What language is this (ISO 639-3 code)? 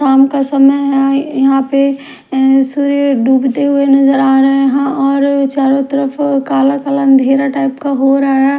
hin